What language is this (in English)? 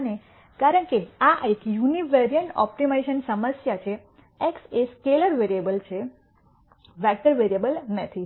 Gujarati